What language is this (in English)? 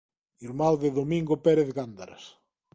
Galician